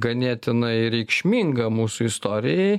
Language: Lithuanian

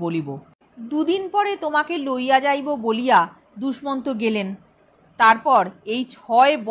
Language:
Bangla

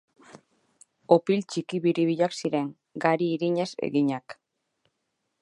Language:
Basque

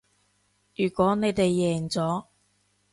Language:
Cantonese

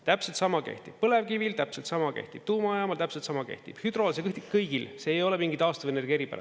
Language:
Estonian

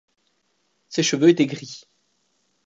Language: French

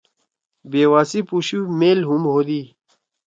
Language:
Torwali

